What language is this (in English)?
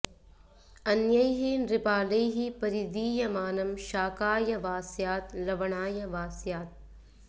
Sanskrit